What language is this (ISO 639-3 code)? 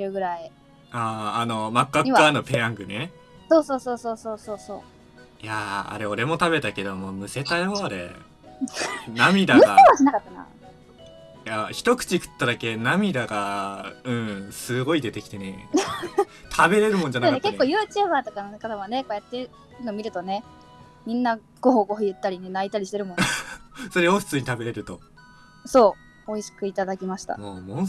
jpn